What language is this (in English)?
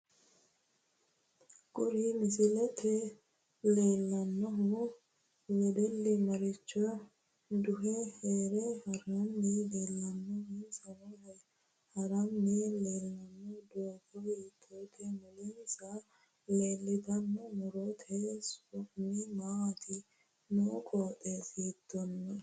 Sidamo